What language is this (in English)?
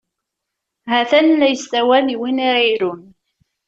Kabyle